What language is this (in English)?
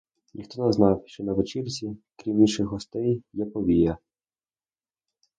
Ukrainian